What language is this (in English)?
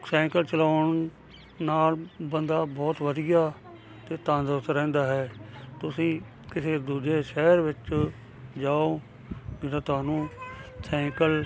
Punjabi